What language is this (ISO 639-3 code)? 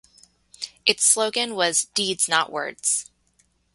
eng